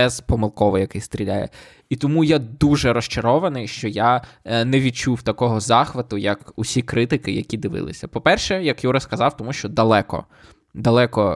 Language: Ukrainian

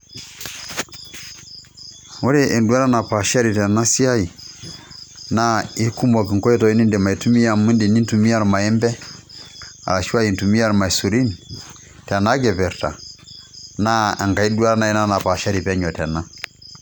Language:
Masai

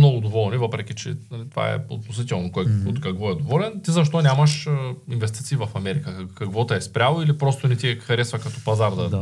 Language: Bulgarian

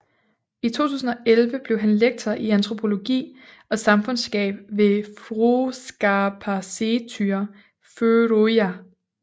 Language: Danish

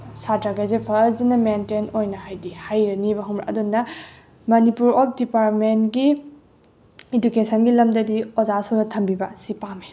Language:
Manipuri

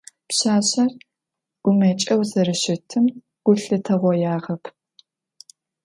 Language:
Adyghe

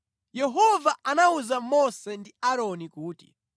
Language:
Nyanja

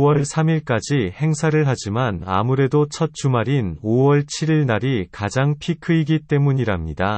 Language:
Korean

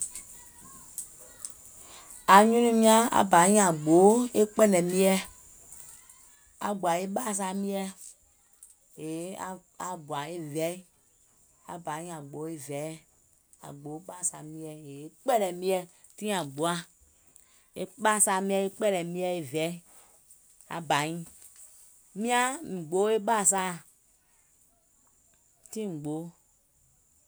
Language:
Gola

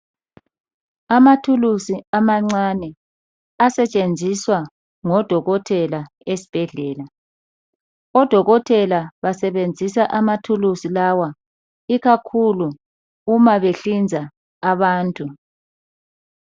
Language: North Ndebele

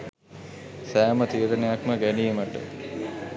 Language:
Sinhala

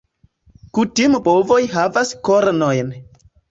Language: Esperanto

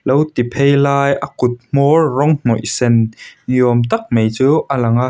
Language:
Mizo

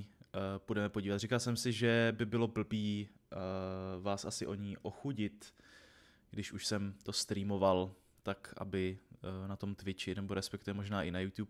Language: Czech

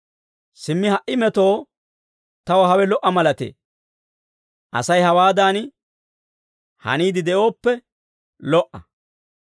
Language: Dawro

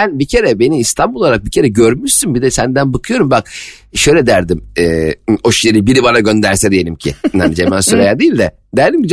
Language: Turkish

